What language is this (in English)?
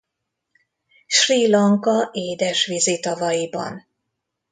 Hungarian